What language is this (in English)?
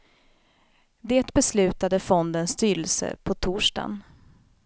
Swedish